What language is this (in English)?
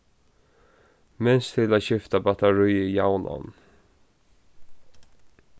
Faroese